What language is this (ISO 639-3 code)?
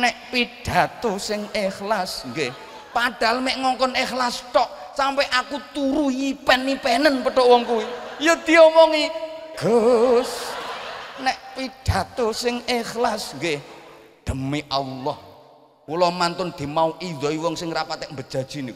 ind